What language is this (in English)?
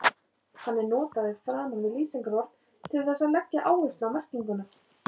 Icelandic